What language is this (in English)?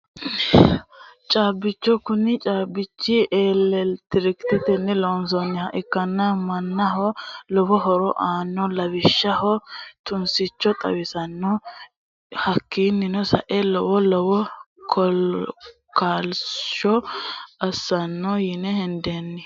Sidamo